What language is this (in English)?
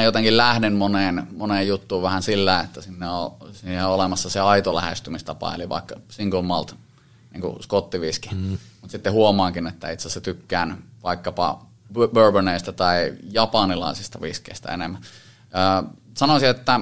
Finnish